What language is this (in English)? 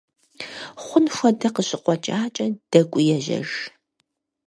Kabardian